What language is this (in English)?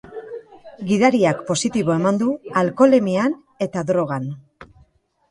Basque